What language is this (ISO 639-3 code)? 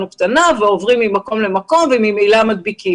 heb